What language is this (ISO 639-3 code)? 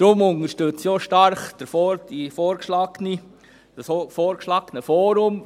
gsw